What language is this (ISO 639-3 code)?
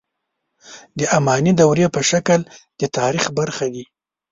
pus